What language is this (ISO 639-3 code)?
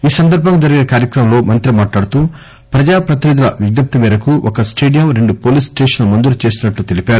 tel